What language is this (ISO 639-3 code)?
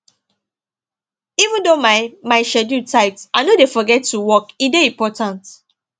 pcm